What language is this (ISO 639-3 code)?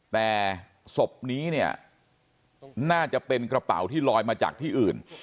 tha